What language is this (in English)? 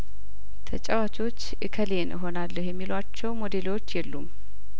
Amharic